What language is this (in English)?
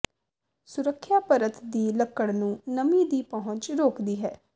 Punjabi